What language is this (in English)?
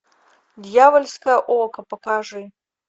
Russian